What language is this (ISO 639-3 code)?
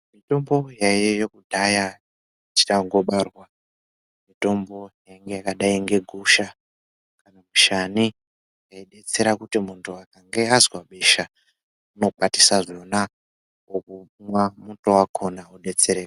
ndc